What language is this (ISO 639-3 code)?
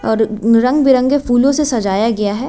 hin